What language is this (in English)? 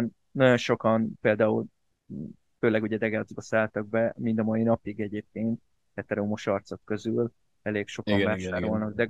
Hungarian